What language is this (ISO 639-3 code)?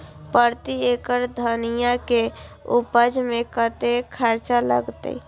mai